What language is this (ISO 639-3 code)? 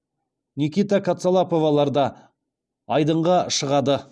kaz